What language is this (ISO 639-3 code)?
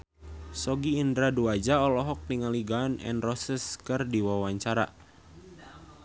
sun